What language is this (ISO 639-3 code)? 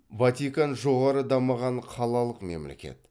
kaz